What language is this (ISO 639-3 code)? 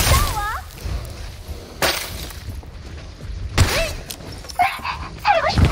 kor